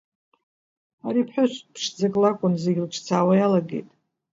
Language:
Abkhazian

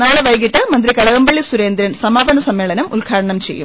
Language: Malayalam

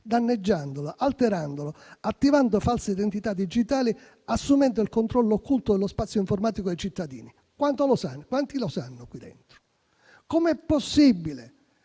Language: Italian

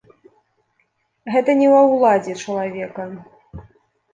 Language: Belarusian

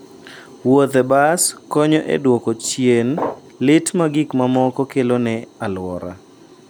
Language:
Luo (Kenya and Tanzania)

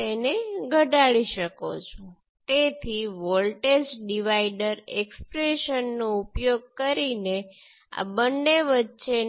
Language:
Gujarati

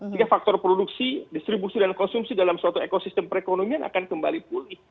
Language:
Indonesian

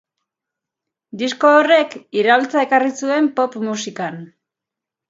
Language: Basque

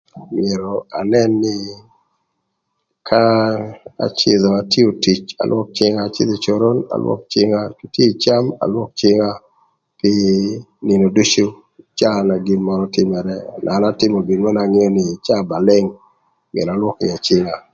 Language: Thur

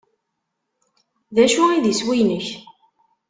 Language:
Kabyle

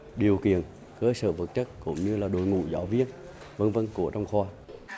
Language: Vietnamese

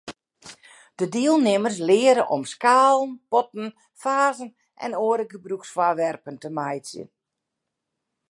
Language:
Western Frisian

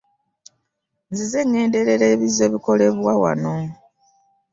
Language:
Ganda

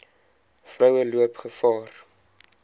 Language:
Afrikaans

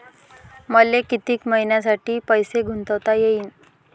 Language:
Marathi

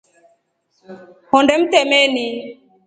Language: Rombo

